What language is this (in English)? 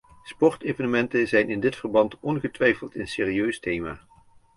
Dutch